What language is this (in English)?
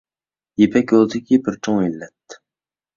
Uyghur